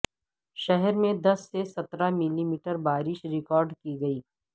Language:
Urdu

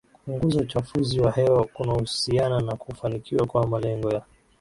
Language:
Swahili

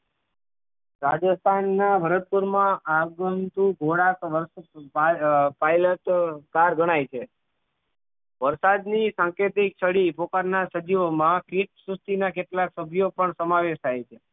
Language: Gujarati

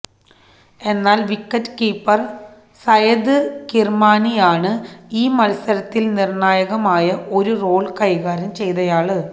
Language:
Malayalam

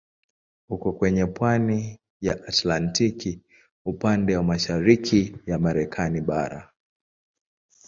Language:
Swahili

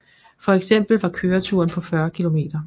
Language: Danish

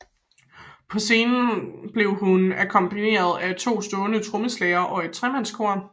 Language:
Danish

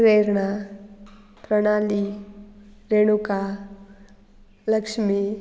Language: Konkani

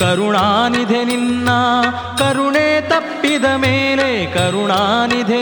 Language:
Kannada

